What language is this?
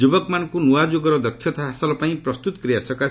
Odia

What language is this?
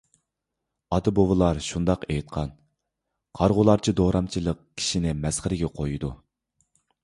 Uyghur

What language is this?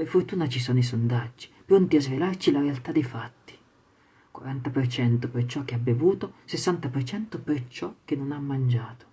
Italian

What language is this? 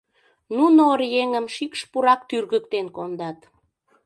Mari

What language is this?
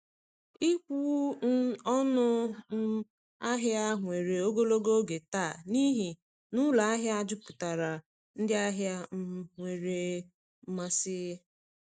Igbo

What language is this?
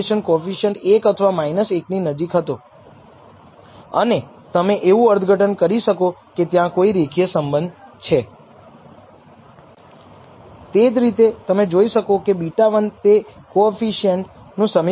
Gujarati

